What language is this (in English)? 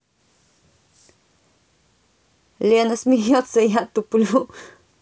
Russian